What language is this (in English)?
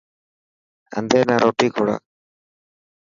Dhatki